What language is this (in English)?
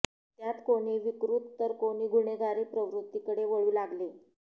Marathi